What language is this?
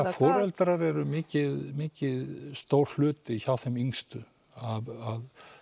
Icelandic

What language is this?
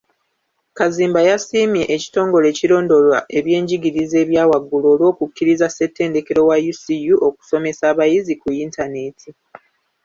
Ganda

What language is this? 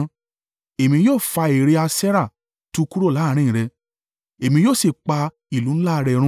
Yoruba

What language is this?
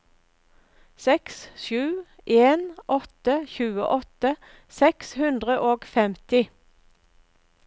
Norwegian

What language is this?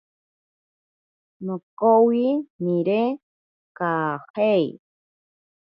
Ashéninka Perené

